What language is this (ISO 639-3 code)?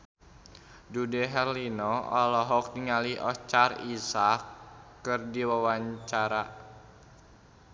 sun